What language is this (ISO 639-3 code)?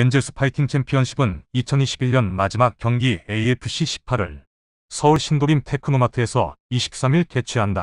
kor